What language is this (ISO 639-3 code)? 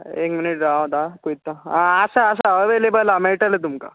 kok